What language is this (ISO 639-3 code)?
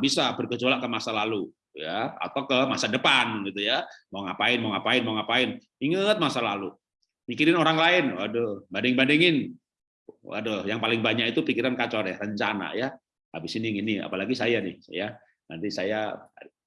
ind